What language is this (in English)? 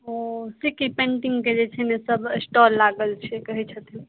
Maithili